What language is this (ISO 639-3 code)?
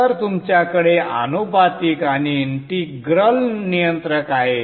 mar